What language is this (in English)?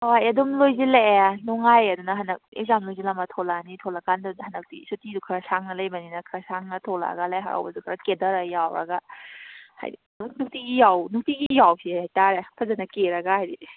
Manipuri